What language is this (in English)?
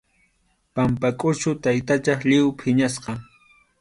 Arequipa-La Unión Quechua